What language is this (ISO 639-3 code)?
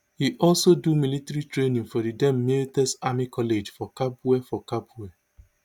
pcm